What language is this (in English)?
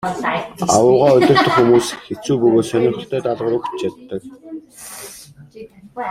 Mongolian